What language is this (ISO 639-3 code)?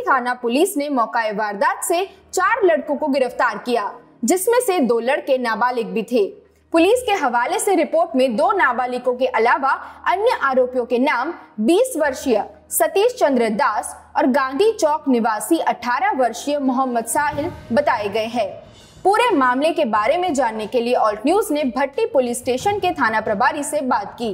hin